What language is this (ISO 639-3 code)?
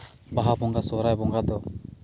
sat